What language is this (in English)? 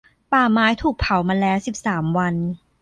Thai